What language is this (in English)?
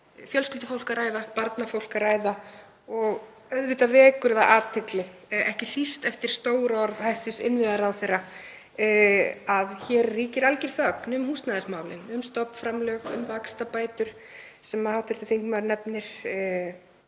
Icelandic